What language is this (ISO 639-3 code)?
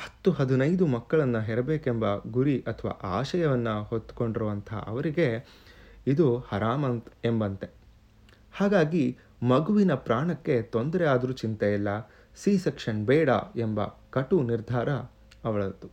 kan